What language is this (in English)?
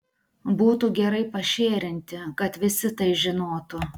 Lithuanian